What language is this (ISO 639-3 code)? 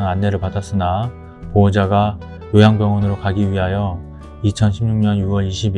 kor